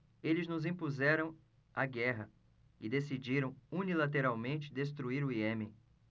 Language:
Portuguese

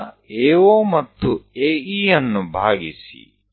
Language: Kannada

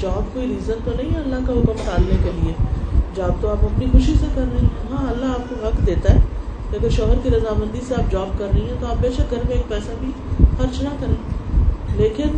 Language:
Urdu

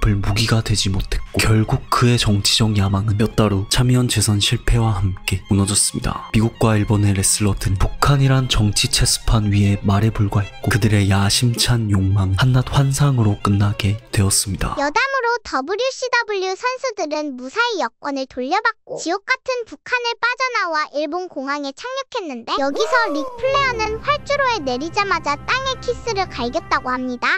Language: Korean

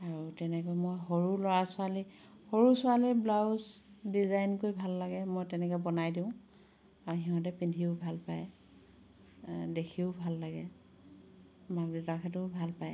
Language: Assamese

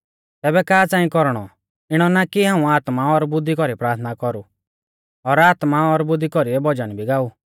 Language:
Mahasu Pahari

